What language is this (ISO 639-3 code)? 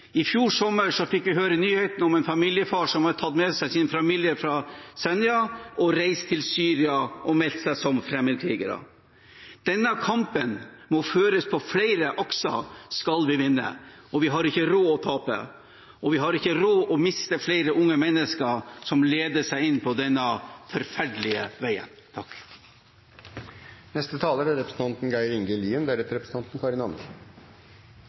nor